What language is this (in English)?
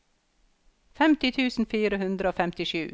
Norwegian